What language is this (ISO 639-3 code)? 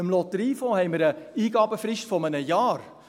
gsw